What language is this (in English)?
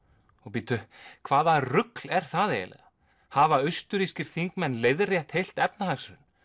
Icelandic